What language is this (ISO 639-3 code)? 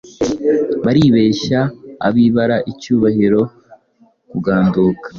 kin